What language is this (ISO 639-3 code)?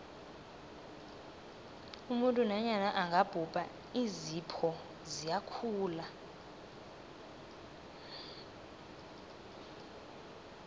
nbl